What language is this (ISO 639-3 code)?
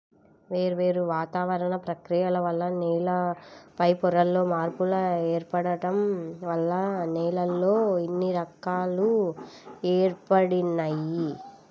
tel